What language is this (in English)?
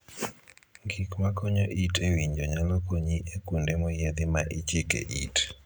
Luo (Kenya and Tanzania)